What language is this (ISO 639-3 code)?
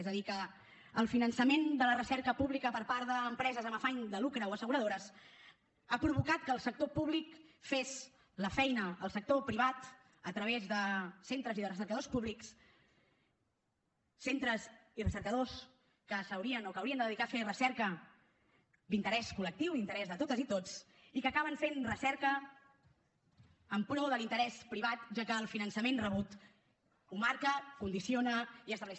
cat